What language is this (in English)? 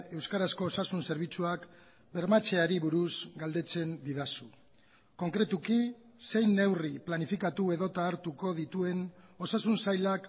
Basque